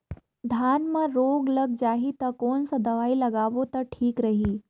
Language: Chhattisgarhi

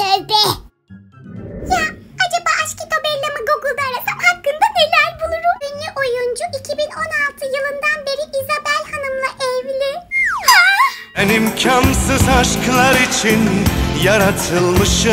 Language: Turkish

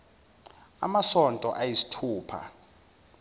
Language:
Zulu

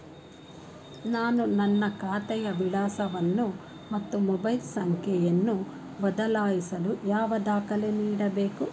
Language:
Kannada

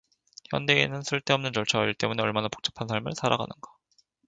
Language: Korean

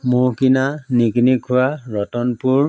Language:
Assamese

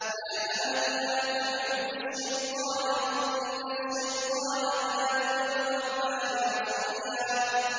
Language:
Arabic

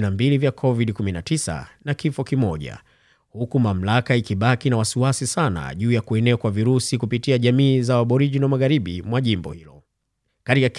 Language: Swahili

